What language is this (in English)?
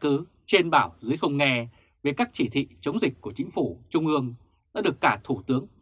Vietnamese